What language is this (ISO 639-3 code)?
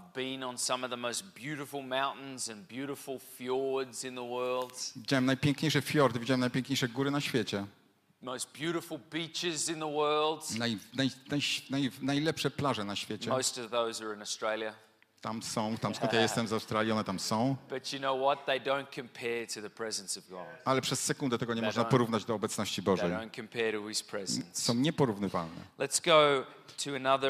pol